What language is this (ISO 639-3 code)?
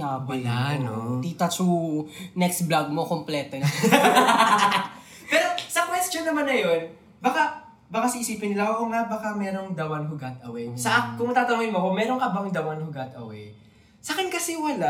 fil